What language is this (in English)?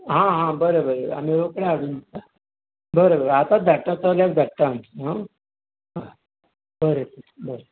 Konkani